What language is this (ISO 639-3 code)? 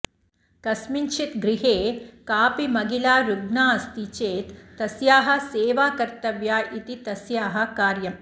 san